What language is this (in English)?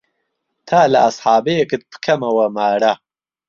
Central Kurdish